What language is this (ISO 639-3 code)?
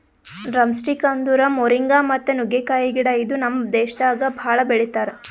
kan